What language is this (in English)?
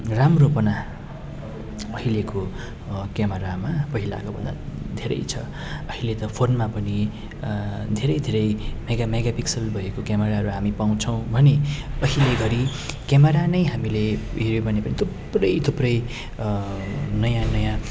Nepali